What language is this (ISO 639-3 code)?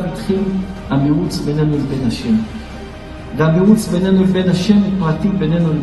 heb